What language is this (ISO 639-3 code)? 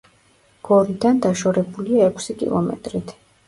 kat